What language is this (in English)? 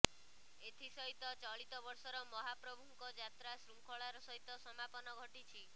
Odia